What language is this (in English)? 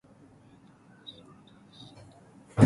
Persian